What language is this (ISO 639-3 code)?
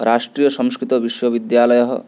san